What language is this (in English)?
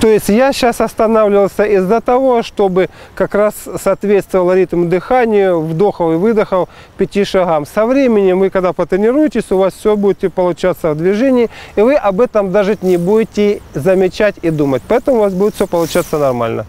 Russian